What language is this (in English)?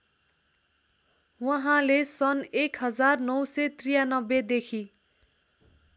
Nepali